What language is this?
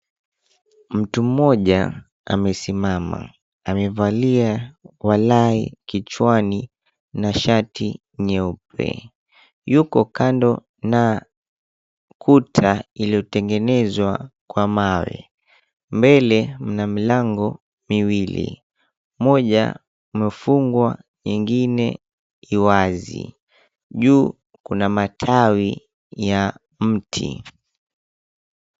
Swahili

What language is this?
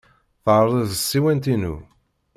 Kabyle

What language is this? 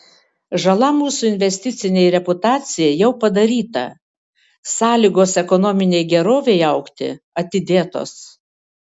Lithuanian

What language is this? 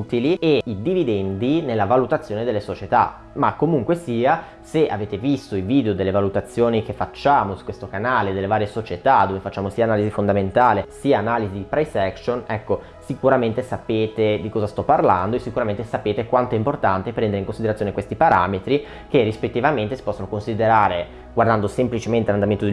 Italian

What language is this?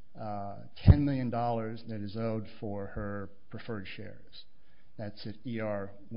English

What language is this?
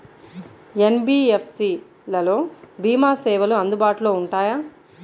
Telugu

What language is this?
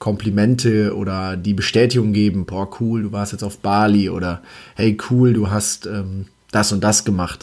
German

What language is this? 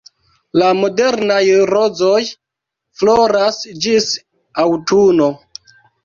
Esperanto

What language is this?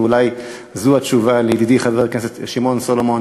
Hebrew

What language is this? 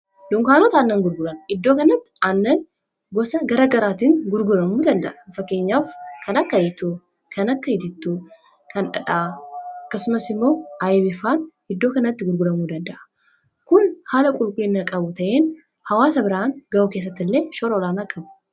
Oromo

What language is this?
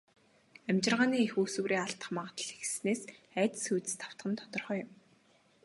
Mongolian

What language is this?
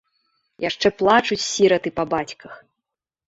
Belarusian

